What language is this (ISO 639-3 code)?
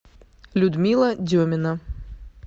rus